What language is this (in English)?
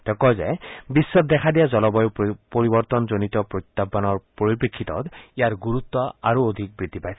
Assamese